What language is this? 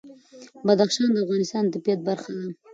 Pashto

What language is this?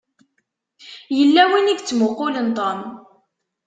Kabyle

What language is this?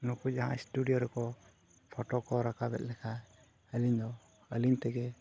Santali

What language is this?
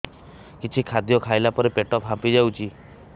Odia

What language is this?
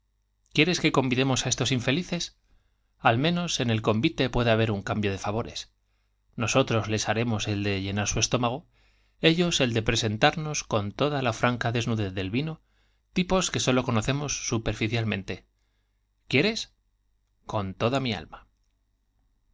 Spanish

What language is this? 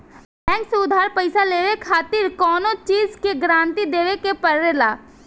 Bhojpuri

